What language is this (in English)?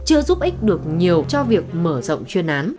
Vietnamese